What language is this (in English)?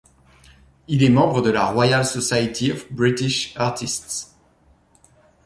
French